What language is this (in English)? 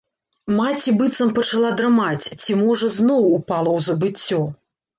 Belarusian